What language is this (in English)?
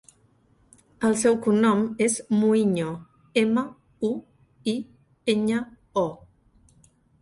Catalan